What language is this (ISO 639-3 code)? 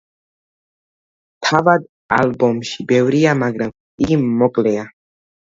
kat